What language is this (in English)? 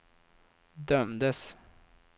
Swedish